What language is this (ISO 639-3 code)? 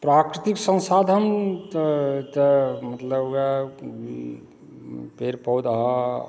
mai